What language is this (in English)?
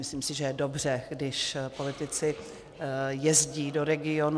Czech